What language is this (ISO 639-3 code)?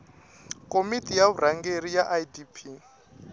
tso